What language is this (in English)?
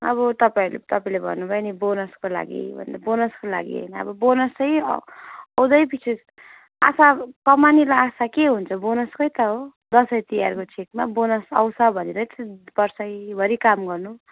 Nepali